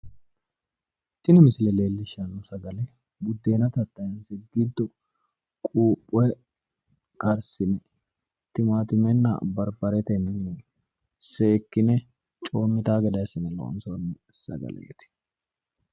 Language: Sidamo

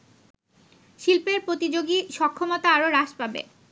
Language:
Bangla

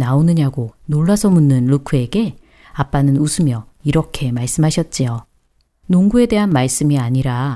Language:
Korean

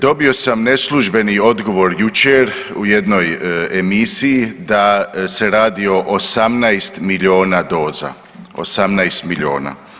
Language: Croatian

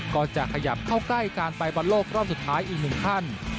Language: Thai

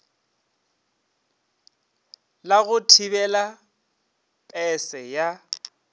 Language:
Northern Sotho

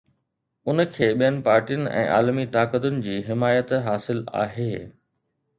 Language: Sindhi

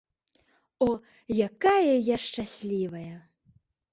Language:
Belarusian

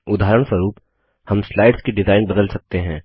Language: Hindi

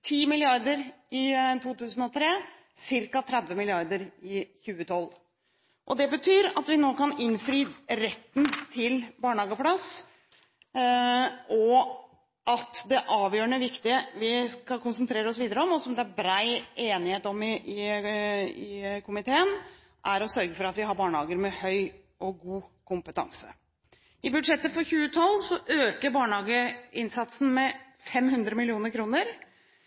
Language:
Norwegian Bokmål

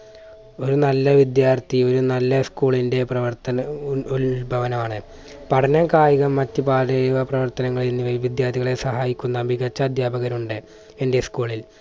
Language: Malayalam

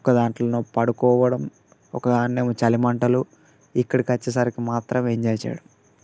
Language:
Telugu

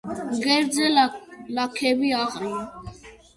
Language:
Georgian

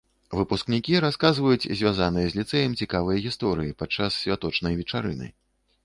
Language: Belarusian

